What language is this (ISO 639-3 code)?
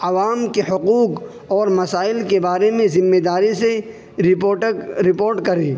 urd